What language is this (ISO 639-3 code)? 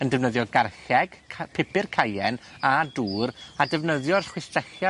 cym